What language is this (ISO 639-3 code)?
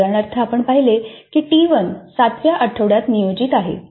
mar